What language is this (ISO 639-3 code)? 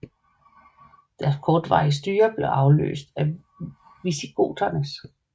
dan